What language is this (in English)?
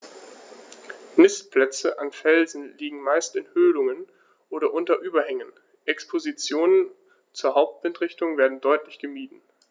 German